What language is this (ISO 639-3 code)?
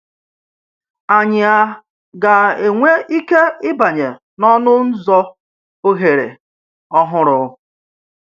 ibo